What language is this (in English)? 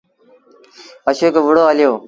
Sindhi Bhil